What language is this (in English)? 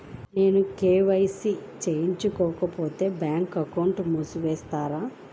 Telugu